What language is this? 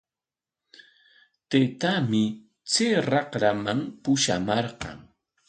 Corongo Ancash Quechua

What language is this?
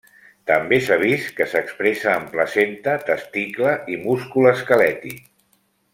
Catalan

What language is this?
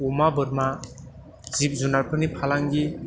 Bodo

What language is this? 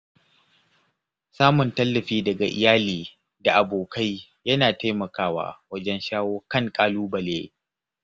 Hausa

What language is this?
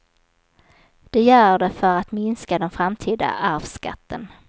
Swedish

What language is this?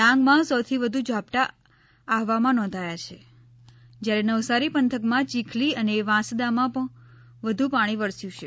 Gujarati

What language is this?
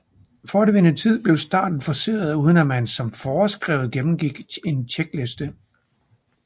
Danish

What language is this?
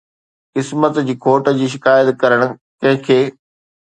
Sindhi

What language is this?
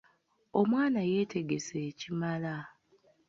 Ganda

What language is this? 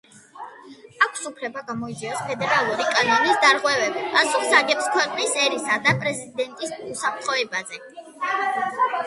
Georgian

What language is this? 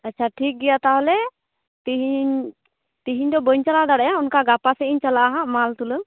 Santali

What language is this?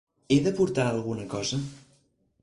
Catalan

